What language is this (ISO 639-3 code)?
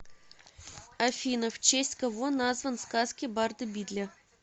rus